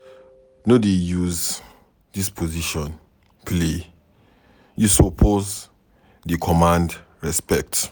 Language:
Nigerian Pidgin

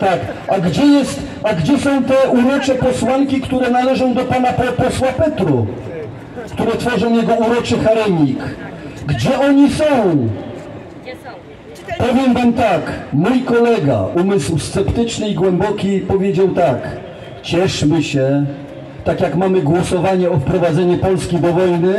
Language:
Polish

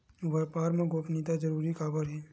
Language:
Chhattisgarhi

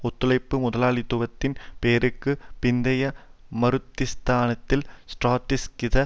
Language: Tamil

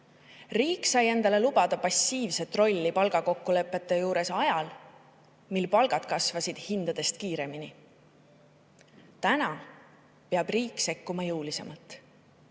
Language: Estonian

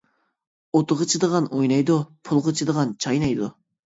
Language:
Uyghur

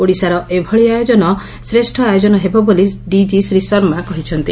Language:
Odia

